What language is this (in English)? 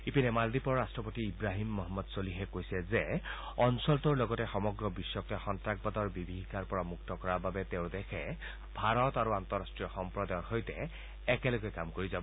Assamese